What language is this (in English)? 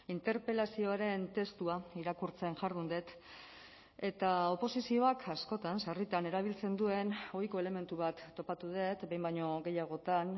Basque